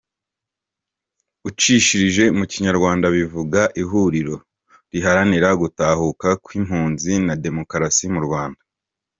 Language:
Kinyarwanda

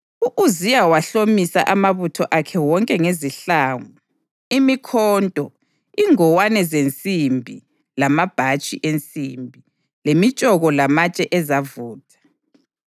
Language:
North Ndebele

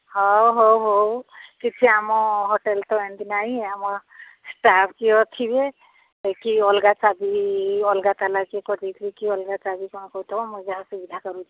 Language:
Odia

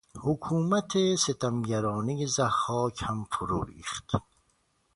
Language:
Persian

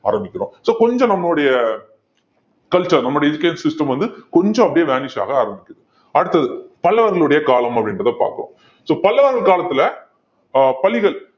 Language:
Tamil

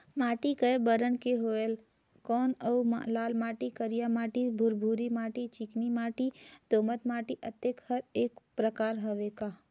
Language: Chhattisgarhi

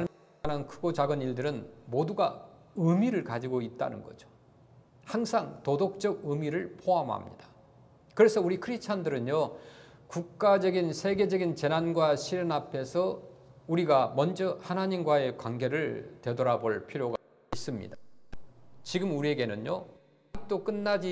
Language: Korean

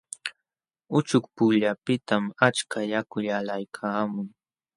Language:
Jauja Wanca Quechua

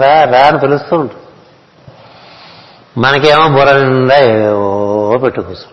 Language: Telugu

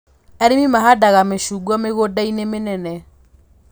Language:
Kikuyu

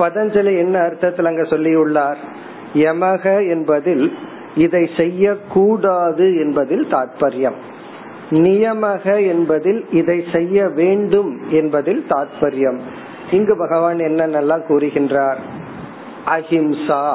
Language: Tamil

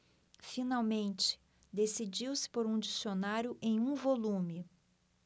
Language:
Portuguese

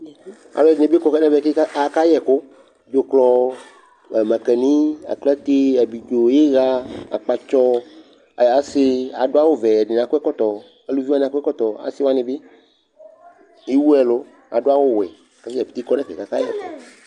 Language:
Ikposo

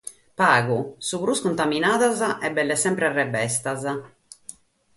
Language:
Sardinian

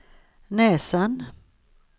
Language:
Swedish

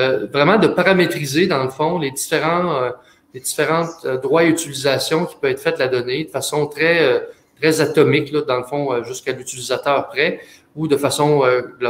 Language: French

